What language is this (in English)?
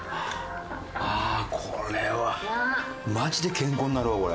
Japanese